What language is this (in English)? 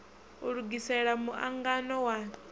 Venda